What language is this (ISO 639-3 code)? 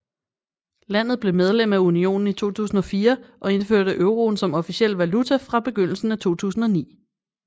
dan